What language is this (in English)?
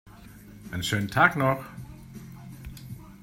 German